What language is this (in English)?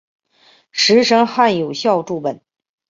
Chinese